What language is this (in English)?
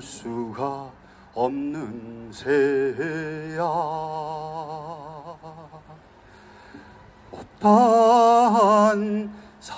Korean